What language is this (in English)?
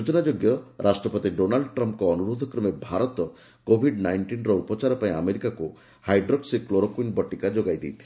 Odia